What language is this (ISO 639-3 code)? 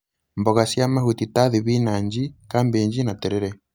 kik